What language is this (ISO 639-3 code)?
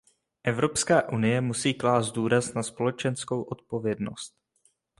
ces